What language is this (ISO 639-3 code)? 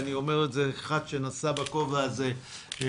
heb